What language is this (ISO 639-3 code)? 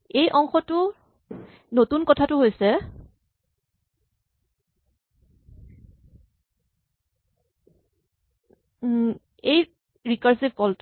asm